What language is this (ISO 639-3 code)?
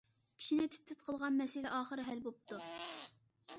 uig